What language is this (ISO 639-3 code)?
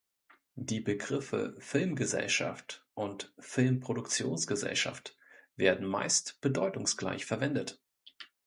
deu